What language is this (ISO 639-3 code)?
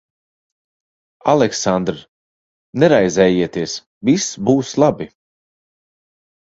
lav